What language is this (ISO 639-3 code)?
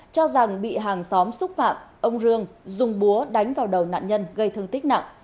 vie